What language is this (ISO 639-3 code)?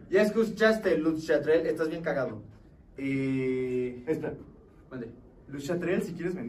spa